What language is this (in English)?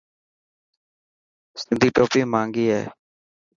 Dhatki